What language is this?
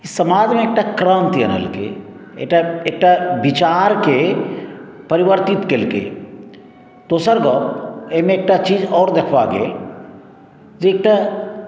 Maithili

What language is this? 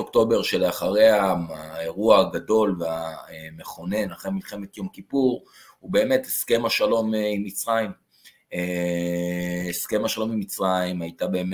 Hebrew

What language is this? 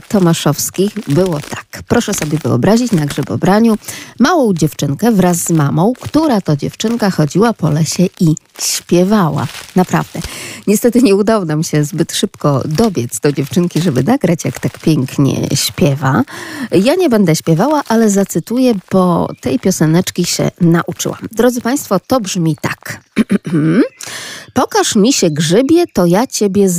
Polish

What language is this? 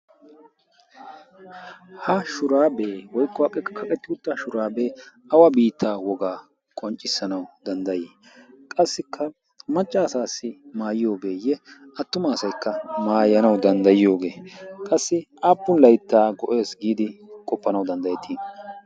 Wolaytta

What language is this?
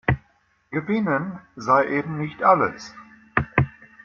German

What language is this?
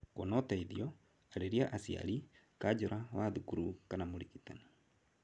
Kikuyu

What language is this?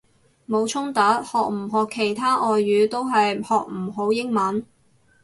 Cantonese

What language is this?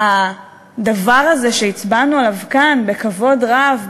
Hebrew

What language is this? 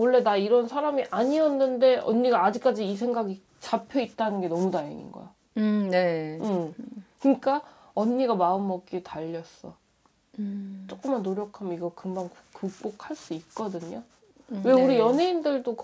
Korean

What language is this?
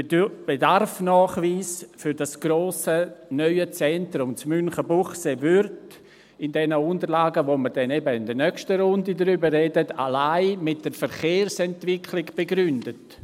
Swiss German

